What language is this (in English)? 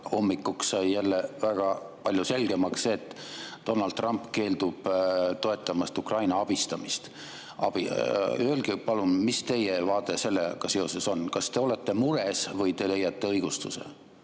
Estonian